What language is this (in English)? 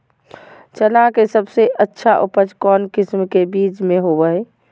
Magahi